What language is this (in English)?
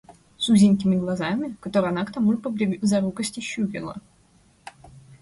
Russian